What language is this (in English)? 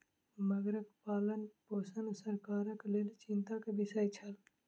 Maithili